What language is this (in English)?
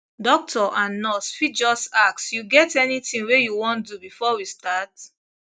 Nigerian Pidgin